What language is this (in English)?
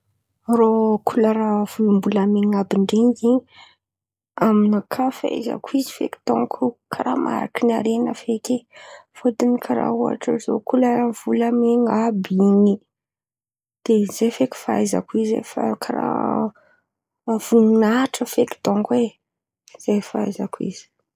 Antankarana Malagasy